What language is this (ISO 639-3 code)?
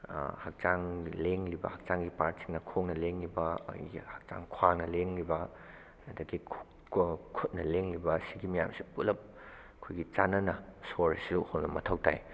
mni